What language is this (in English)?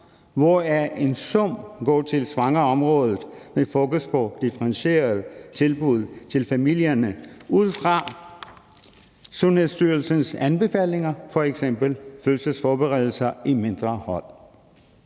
Danish